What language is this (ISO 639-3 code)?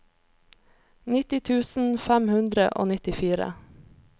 nor